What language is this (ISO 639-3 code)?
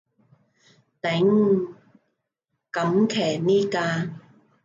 yue